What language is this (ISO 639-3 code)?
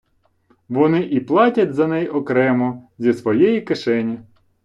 ukr